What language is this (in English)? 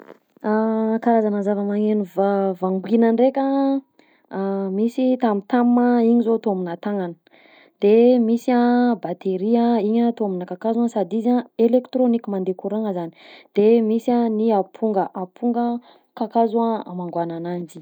Southern Betsimisaraka Malagasy